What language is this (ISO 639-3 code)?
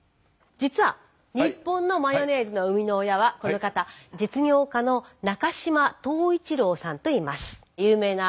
jpn